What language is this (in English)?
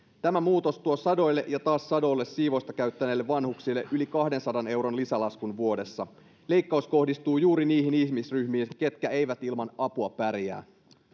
Finnish